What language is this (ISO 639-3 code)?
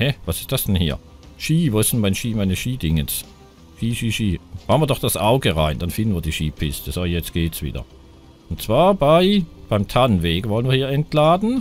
deu